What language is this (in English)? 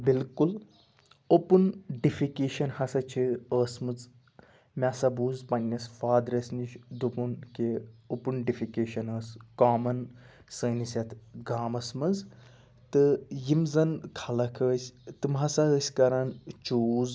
Kashmiri